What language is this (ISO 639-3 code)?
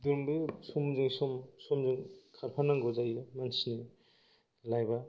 brx